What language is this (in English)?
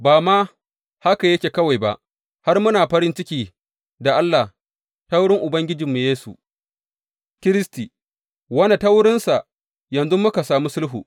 Hausa